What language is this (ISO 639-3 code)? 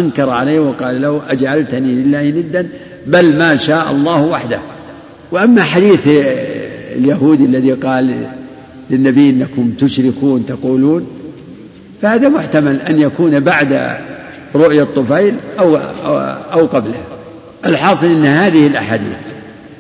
ara